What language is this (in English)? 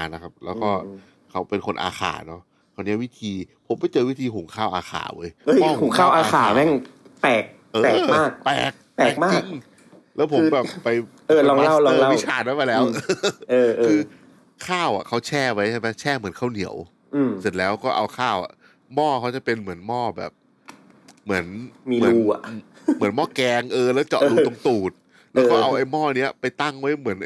Thai